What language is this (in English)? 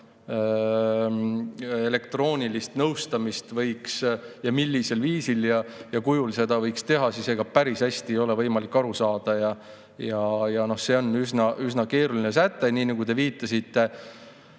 Estonian